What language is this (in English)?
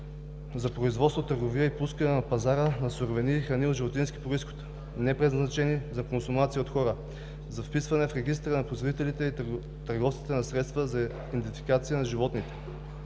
Bulgarian